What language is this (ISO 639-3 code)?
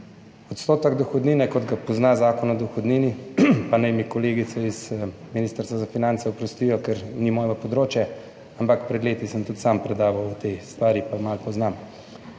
slv